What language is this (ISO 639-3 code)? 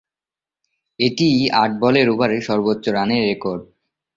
ben